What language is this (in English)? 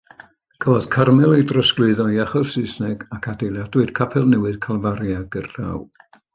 Welsh